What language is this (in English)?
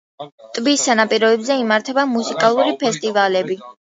Georgian